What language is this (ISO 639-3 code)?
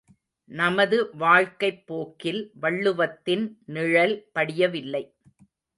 tam